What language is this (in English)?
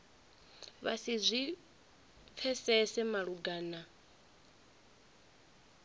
Venda